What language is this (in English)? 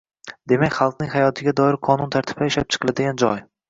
Uzbek